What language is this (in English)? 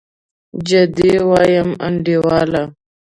Pashto